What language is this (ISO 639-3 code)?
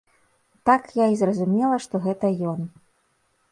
bel